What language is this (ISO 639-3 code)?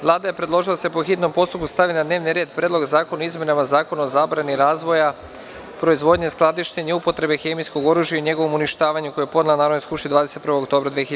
srp